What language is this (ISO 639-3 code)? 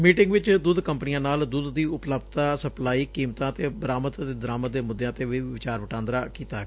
pan